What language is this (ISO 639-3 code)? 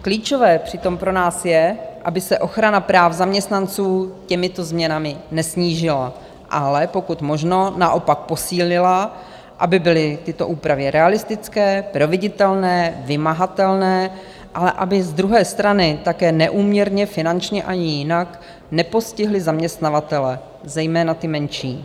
ces